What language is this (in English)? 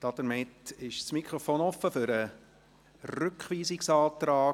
Swiss German